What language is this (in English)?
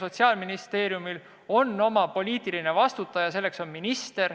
Estonian